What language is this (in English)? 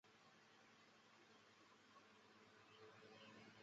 Chinese